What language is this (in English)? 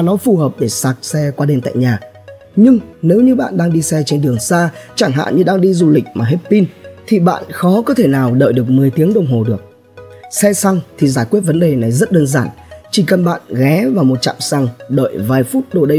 Vietnamese